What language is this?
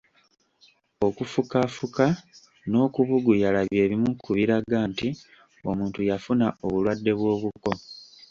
Ganda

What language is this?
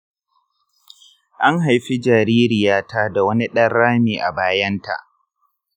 Hausa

